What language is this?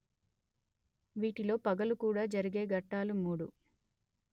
Telugu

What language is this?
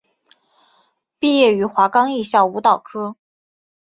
Chinese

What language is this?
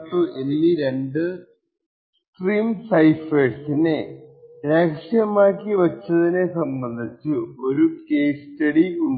Malayalam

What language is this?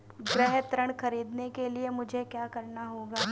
Hindi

